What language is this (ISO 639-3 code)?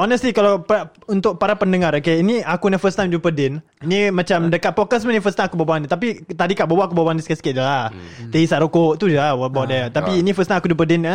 msa